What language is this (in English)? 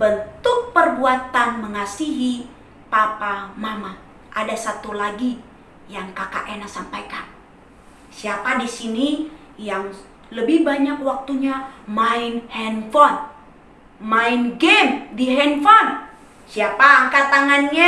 Indonesian